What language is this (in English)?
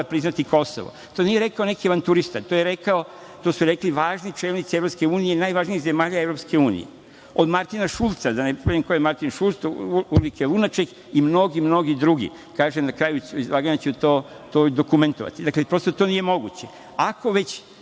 Serbian